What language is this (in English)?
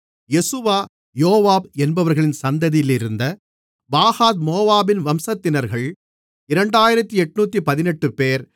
Tamil